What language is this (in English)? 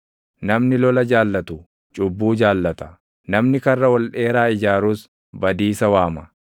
Oromo